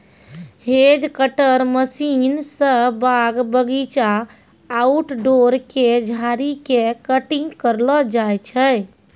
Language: Maithili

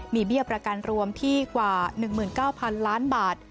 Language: Thai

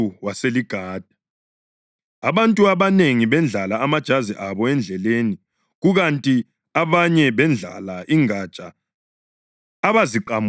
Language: North Ndebele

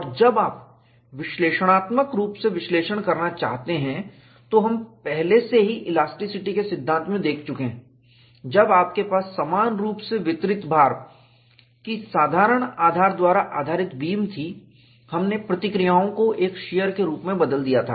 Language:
Hindi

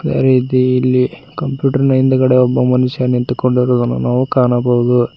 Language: Kannada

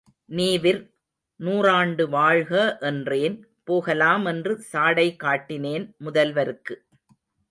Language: Tamil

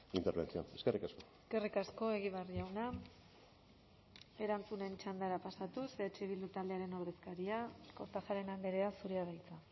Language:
Basque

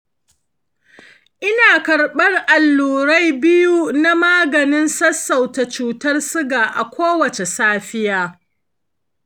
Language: Hausa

